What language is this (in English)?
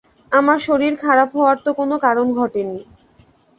Bangla